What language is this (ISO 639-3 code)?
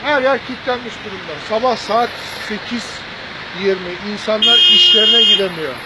tur